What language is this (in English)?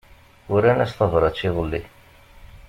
Kabyle